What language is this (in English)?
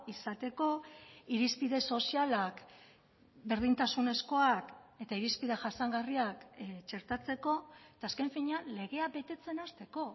Basque